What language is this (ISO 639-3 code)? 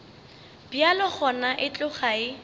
nso